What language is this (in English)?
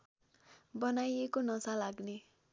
Nepali